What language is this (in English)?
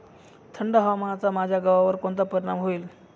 Marathi